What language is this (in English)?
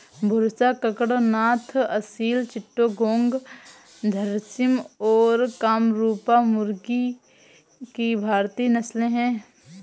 Hindi